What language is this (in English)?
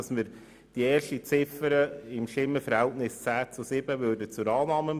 Swiss German